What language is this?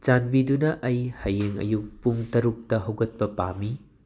Manipuri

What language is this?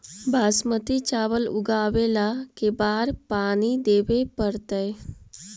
Magahi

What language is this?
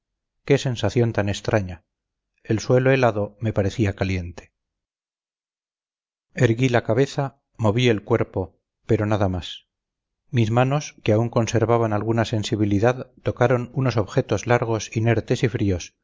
Spanish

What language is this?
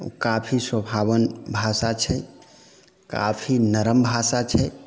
Maithili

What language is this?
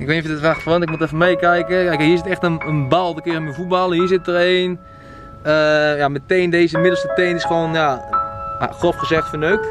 Dutch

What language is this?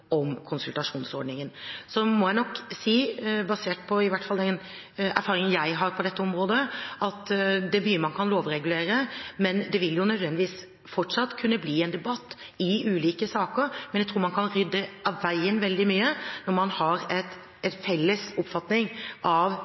Norwegian Bokmål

